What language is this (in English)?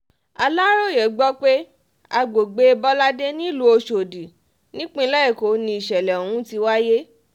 Yoruba